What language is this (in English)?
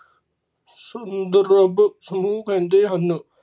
Punjabi